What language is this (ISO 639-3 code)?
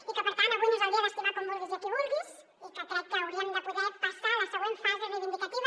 cat